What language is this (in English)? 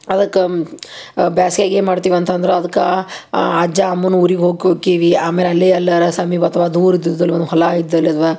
Kannada